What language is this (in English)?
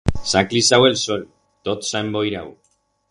Aragonese